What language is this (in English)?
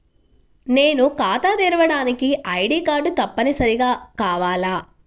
Telugu